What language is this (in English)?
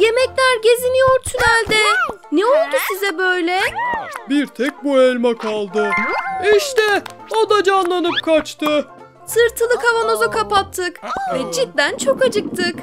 Turkish